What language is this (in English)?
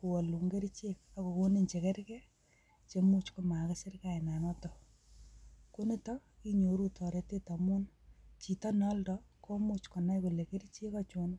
Kalenjin